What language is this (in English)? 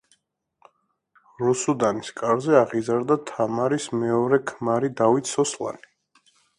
Georgian